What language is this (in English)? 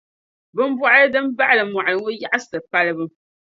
Dagbani